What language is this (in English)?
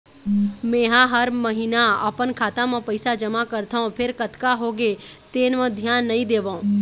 Chhattisgarhi